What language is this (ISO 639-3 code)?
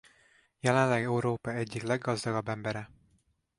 hun